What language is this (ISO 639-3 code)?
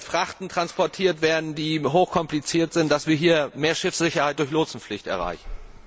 deu